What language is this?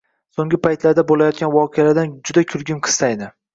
Uzbek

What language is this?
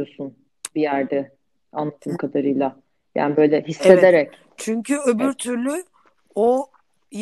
Turkish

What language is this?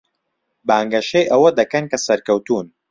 Central Kurdish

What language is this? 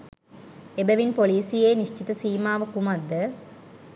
Sinhala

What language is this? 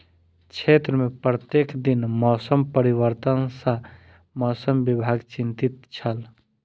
Maithili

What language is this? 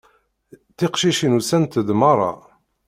Kabyle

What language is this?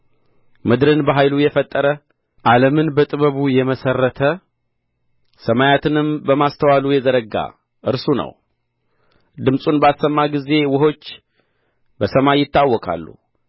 Amharic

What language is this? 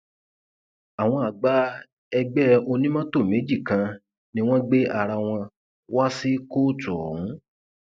Yoruba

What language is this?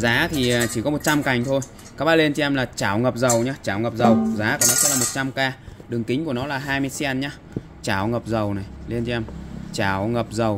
Vietnamese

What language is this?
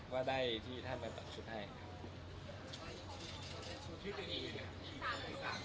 Thai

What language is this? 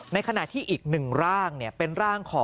Thai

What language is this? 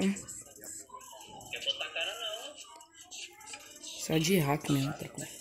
Portuguese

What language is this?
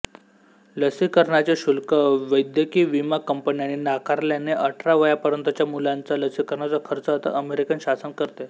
Marathi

